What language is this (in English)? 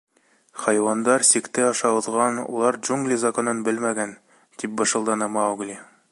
Bashkir